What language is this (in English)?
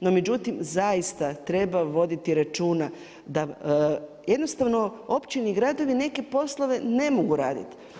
Croatian